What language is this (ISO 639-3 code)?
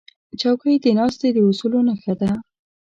pus